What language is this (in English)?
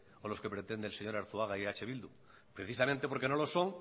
Spanish